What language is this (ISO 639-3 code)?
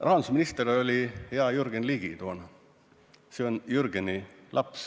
est